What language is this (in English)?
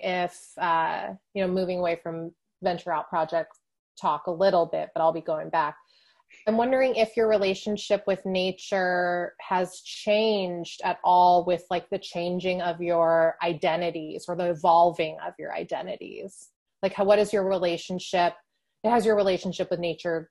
English